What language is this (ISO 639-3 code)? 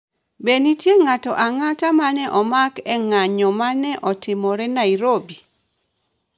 luo